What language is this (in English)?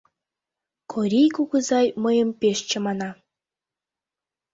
Mari